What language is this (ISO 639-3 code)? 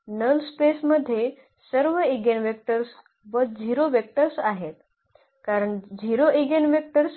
mar